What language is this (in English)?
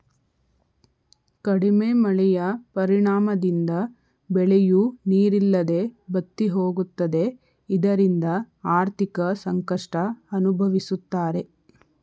Kannada